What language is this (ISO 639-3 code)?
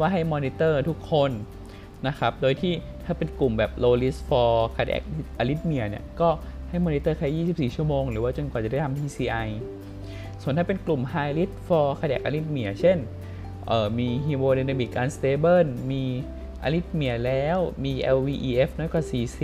tha